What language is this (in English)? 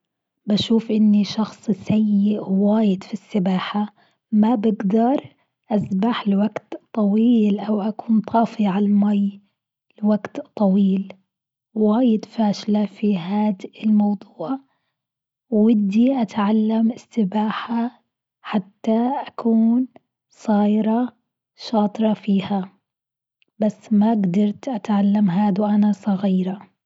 Gulf Arabic